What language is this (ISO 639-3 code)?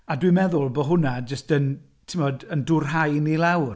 cym